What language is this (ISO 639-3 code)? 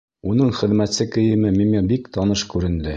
bak